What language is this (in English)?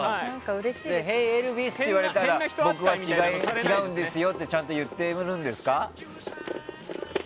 Japanese